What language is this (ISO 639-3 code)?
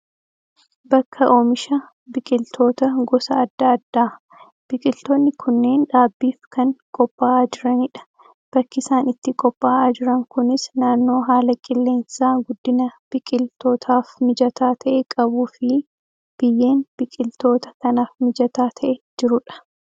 orm